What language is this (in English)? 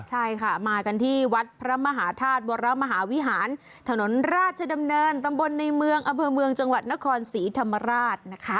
Thai